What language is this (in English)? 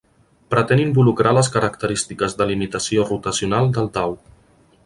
Catalan